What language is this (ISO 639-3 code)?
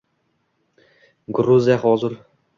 uzb